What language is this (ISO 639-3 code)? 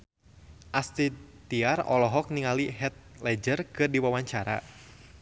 sun